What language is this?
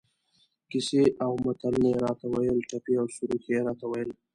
Pashto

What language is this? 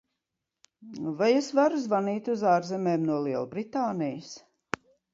Latvian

